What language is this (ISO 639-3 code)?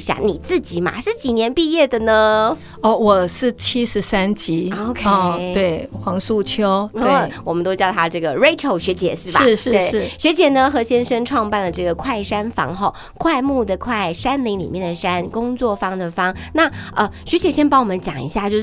zho